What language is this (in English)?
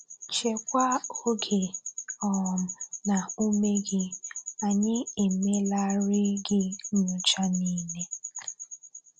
Igbo